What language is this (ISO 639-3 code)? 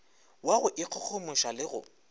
nso